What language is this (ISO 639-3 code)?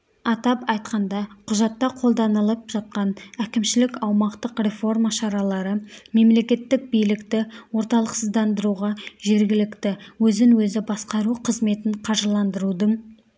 kaz